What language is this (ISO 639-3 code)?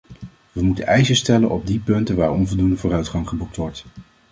nld